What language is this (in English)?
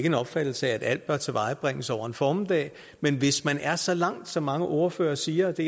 Danish